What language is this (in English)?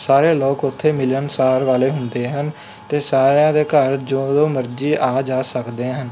Punjabi